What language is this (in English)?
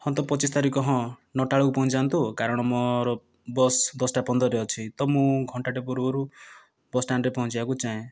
Odia